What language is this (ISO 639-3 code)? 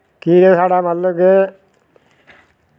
doi